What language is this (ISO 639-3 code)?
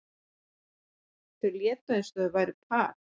isl